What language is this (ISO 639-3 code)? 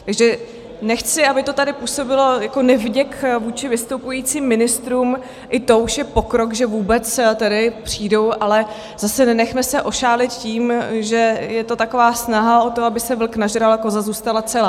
ces